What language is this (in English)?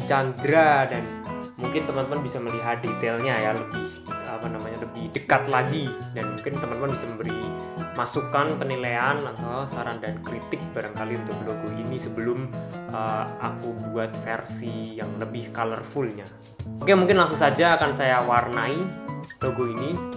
Indonesian